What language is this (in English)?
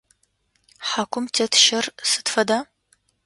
Adyghe